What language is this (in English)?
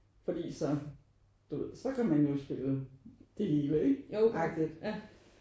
Danish